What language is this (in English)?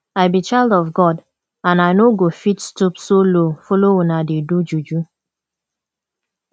Nigerian Pidgin